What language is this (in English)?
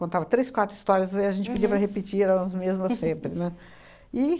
Portuguese